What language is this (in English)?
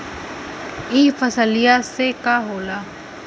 Bhojpuri